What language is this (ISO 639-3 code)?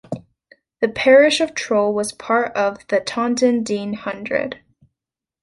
eng